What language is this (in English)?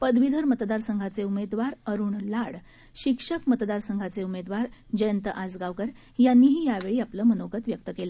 Marathi